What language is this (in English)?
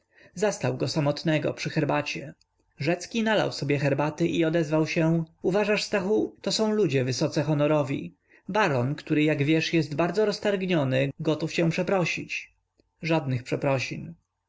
Polish